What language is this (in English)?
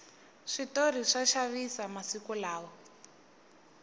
Tsonga